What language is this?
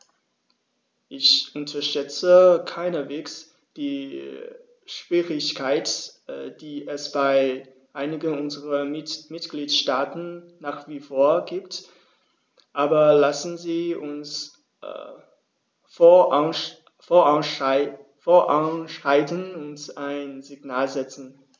German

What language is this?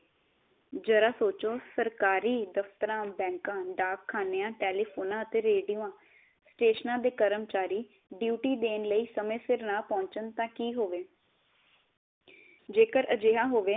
Punjabi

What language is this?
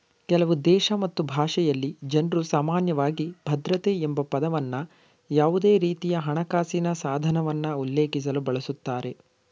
Kannada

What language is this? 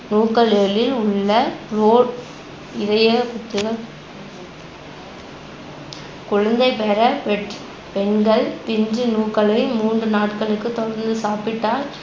Tamil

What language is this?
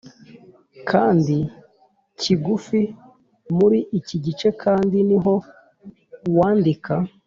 Kinyarwanda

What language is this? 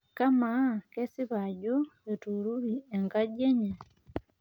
Masai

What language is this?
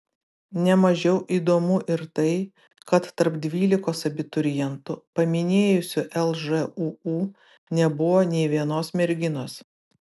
Lithuanian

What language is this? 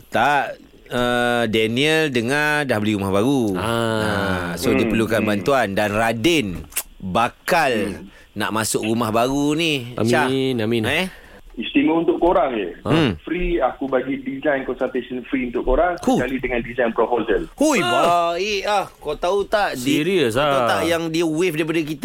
Malay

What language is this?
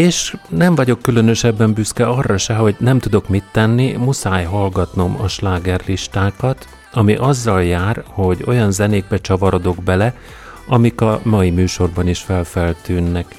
Hungarian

